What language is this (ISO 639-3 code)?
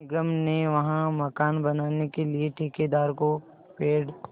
hin